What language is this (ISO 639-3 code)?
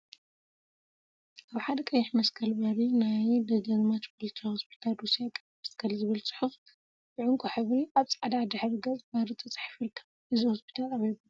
tir